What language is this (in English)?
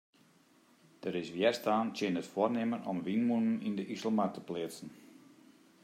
Western Frisian